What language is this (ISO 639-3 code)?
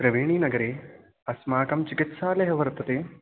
san